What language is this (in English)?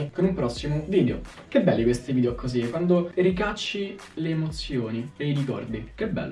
Italian